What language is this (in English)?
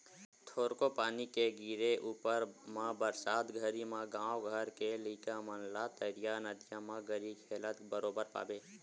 Chhattisgarhi